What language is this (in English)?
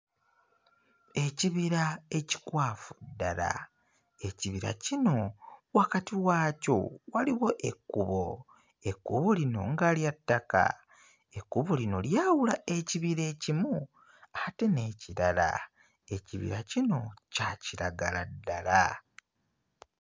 Ganda